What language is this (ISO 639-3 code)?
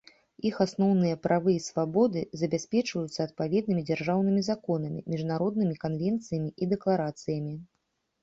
bel